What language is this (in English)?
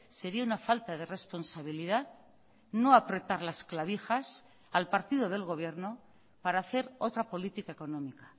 Spanish